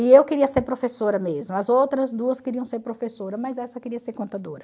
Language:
Portuguese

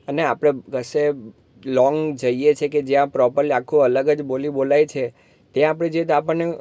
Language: Gujarati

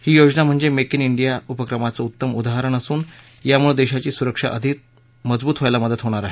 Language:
Marathi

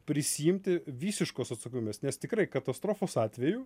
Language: Lithuanian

